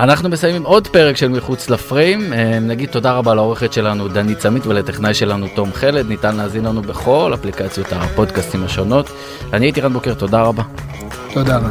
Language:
Hebrew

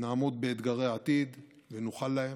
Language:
Hebrew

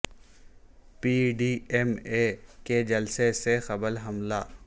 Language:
Urdu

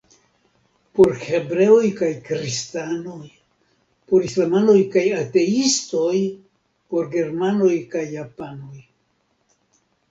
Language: Esperanto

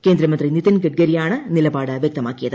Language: Malayalam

